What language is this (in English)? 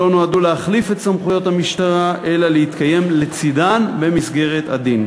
Hebrew